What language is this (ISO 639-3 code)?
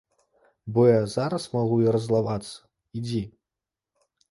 bel